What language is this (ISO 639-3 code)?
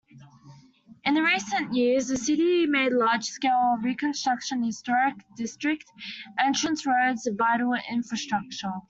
eng